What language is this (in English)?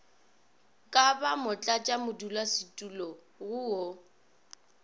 Northern Sotho